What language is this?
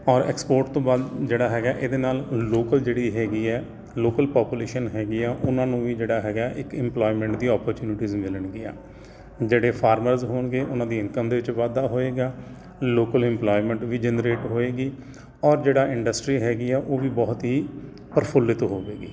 Punjabi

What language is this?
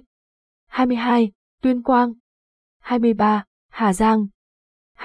Vietnamese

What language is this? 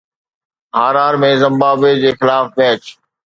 Sindhi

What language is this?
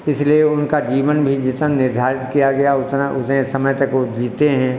Hindi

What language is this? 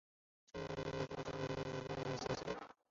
Chinese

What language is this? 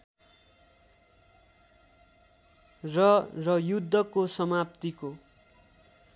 Nepali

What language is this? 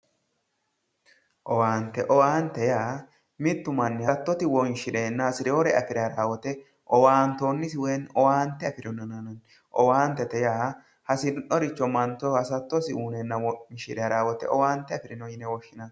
Sidamo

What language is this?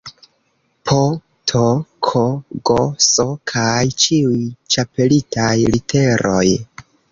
Esperanto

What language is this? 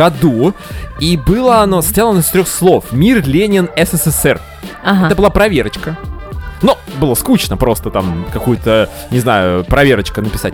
Russian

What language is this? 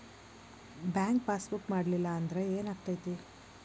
Kannada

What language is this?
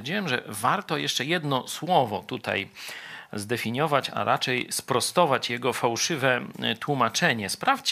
Polish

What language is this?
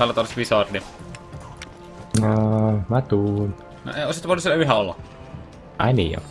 Finnish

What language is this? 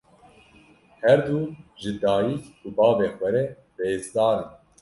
Kurdish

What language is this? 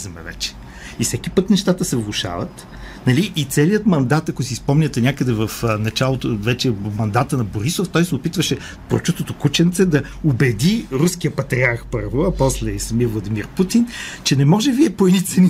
Bulgarian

